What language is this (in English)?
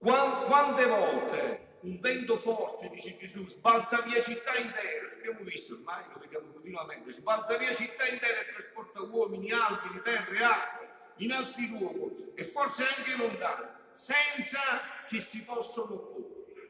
Italian